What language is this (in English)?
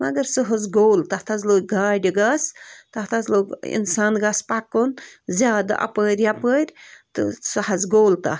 Kashmiri